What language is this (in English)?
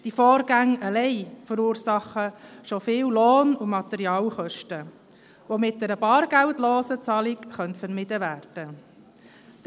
Swiss German